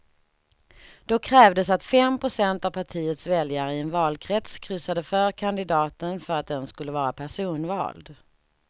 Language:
Swedish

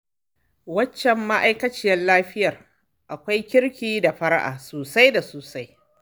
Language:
Hausa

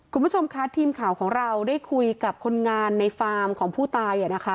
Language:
Thai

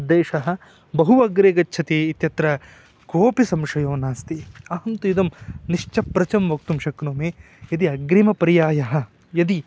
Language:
Sanskrit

